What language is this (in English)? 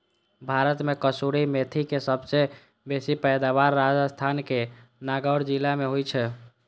Maithili